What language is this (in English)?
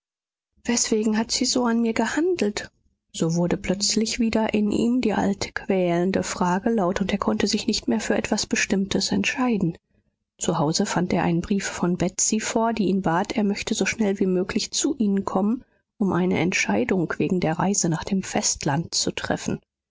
German